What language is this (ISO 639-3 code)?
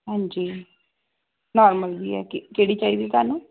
pan